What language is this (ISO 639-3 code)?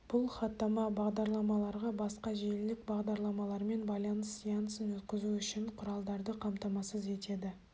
kaz